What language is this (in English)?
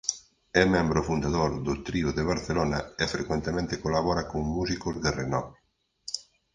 Galician